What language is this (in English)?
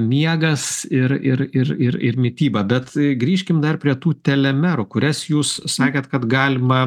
Lithuanian